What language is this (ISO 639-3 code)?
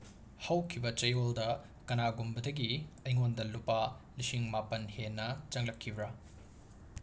mni